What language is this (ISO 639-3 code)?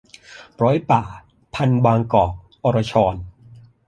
tha